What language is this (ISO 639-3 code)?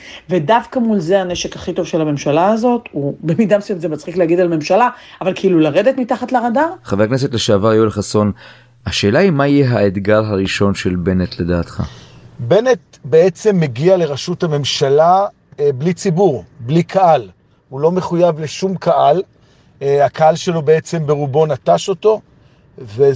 heb